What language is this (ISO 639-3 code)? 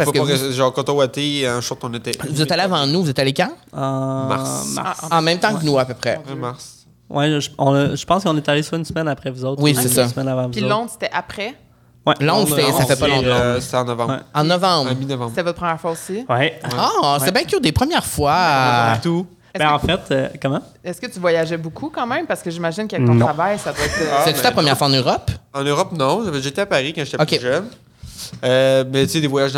fra